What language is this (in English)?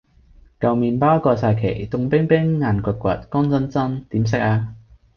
Cantonese